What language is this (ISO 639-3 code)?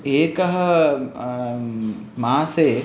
san